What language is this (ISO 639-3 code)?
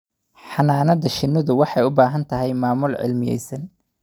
som